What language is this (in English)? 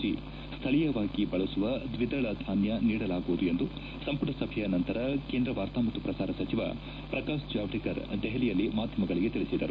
Kannada